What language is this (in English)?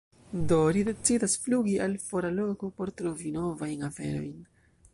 Esperanto